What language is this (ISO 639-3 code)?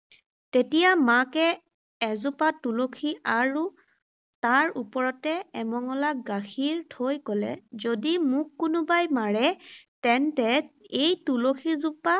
asm